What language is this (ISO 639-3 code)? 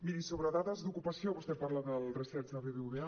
cat